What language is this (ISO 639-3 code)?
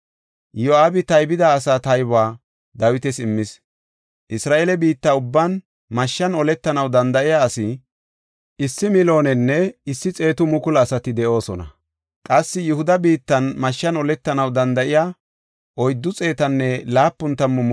gof